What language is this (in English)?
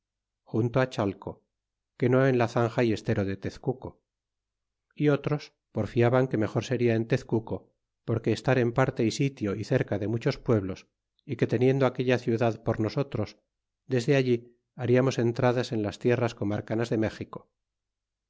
Spanish